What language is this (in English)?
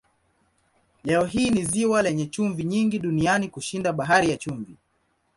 Swahili